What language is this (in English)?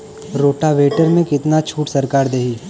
Bhojpuri